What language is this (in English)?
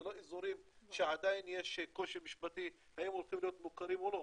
Hebrew